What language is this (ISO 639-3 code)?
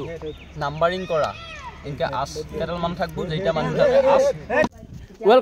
ben